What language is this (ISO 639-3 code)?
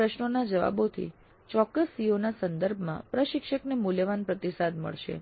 guj